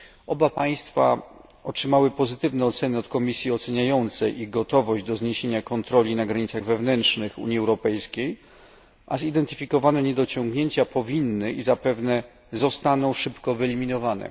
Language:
Polish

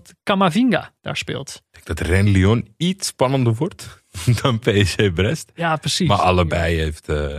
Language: Dutch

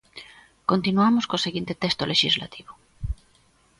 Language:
Galician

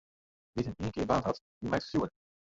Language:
Western Frisian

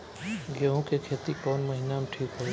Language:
Bhojpuri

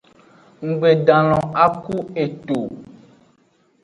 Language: Aja (Benin)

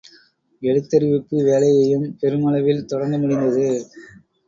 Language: Tamil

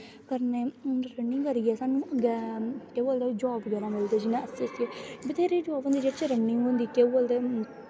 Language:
Dogri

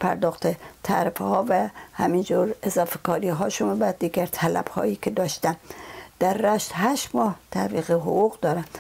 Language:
Persian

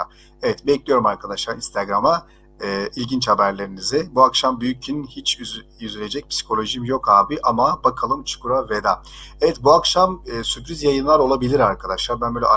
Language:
Turkish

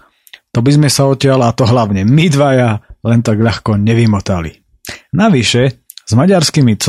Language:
Slovak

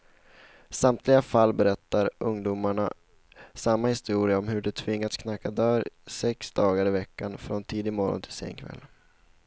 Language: Swedish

